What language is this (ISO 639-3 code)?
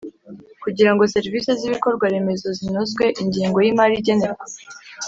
kin